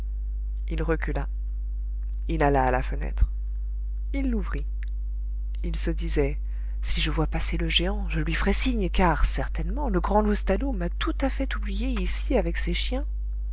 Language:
French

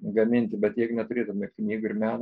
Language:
Lithuanian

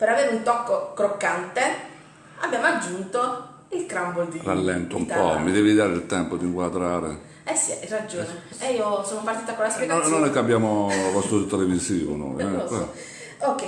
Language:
Italian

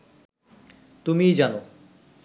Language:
Bangla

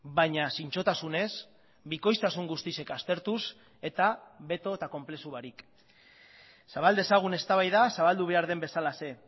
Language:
Basque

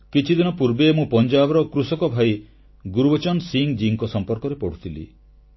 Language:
Odia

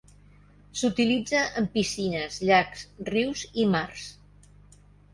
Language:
Catalan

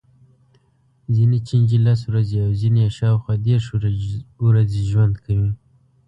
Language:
Pashto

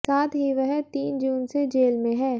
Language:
Hindi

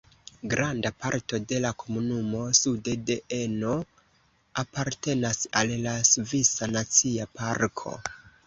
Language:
Esperanto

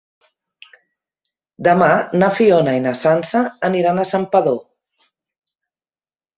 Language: Catalan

